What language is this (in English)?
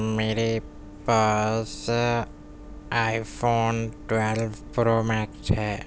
Urdu